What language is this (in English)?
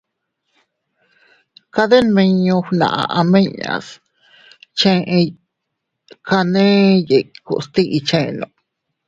Teutila Cuicatec